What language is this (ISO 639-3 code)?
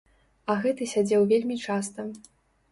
bel